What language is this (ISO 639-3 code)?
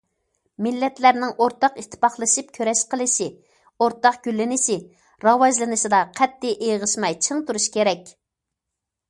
uig